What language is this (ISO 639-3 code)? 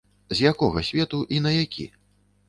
bel